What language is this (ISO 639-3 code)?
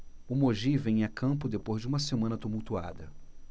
por